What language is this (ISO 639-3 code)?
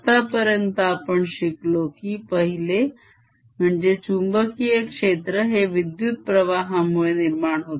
mar